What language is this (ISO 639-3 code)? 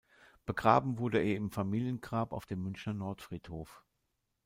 deu